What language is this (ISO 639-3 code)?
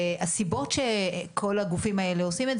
heb